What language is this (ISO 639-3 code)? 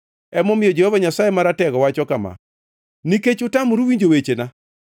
luo